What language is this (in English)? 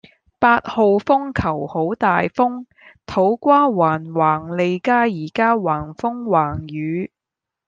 Cantonese